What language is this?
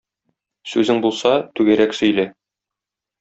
Tatar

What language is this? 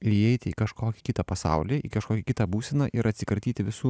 Lithuanian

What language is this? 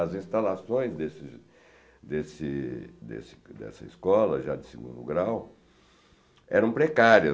Portuguese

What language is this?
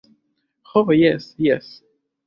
Esperanto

